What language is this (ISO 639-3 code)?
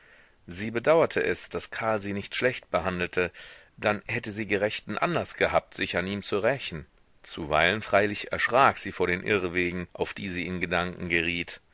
deu